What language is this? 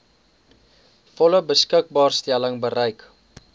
Afrikaans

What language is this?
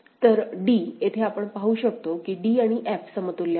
Marathi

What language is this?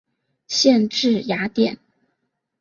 Chinese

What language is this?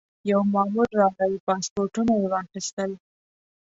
Pashto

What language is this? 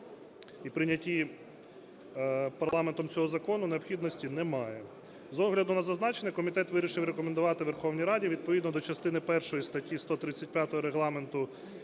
Ukrainian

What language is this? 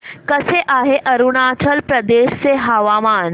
Marathi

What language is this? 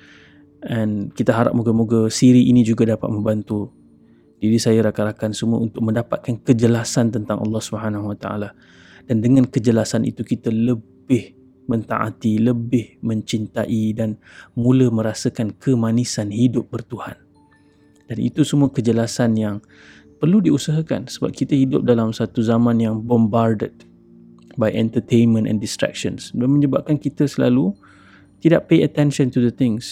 Malay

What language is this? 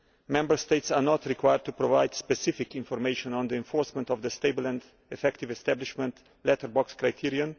English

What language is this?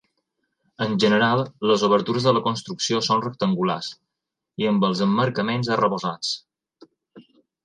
Catalan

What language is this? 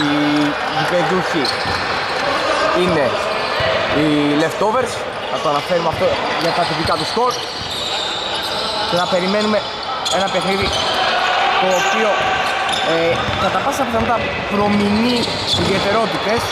Greek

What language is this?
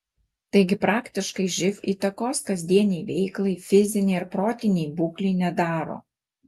Lithuanian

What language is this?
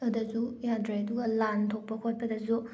Manipuri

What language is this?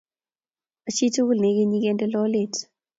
Kalenjin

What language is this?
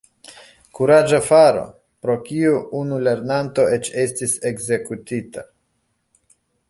Esperanto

